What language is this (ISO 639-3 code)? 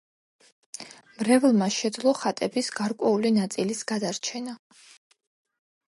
kat